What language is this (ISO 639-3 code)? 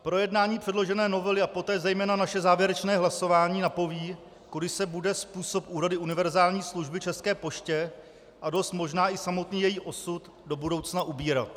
ces